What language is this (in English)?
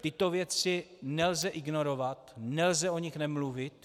Czech